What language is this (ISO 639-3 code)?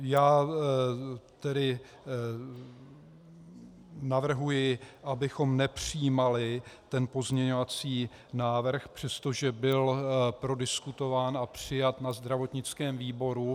ces